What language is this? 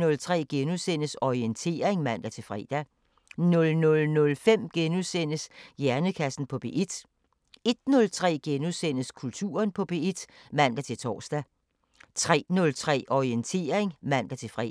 Danish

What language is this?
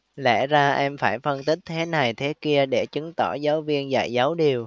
Vietnamese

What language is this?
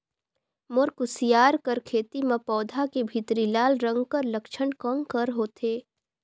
Chhattisgarhi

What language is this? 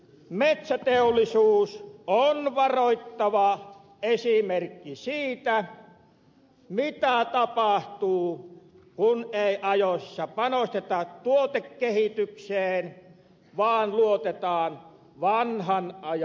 Finnish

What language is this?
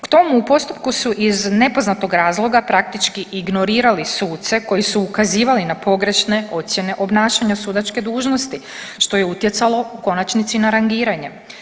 Croatian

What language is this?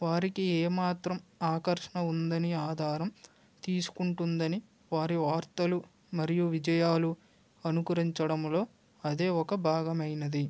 Telugu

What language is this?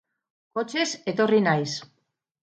Basque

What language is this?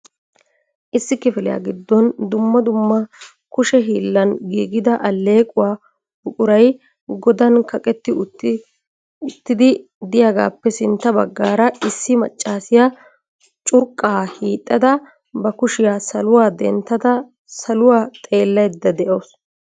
Wolaytta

